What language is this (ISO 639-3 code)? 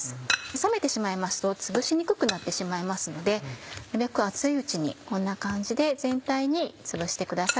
jpn